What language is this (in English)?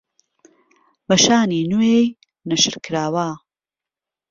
Central Kurdish